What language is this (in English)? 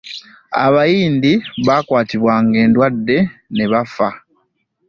Ganda